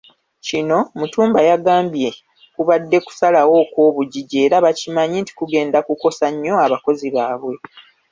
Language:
Ganda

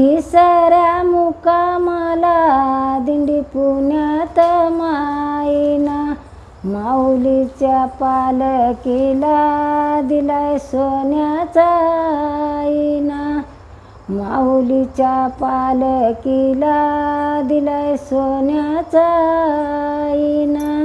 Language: Marathi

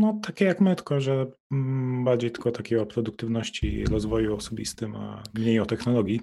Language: Polish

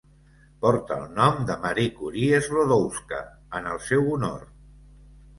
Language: Catalan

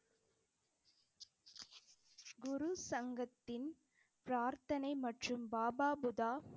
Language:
Tamil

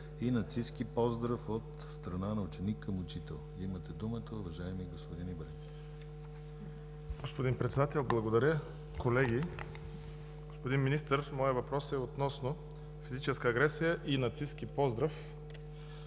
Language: Bulgarian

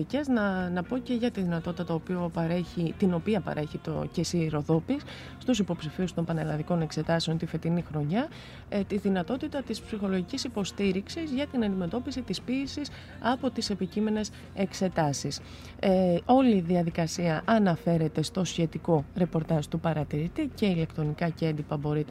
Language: Greek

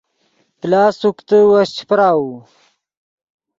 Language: Yidgha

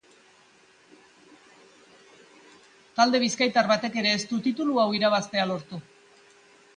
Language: Basque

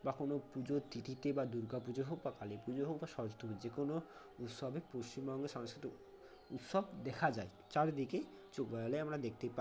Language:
Bangla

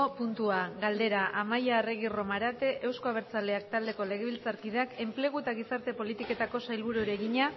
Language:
Basque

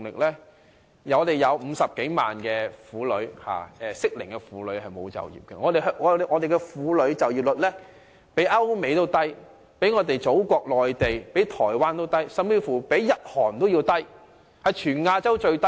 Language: Cantonese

